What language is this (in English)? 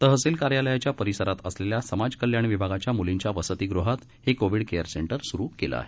Marathi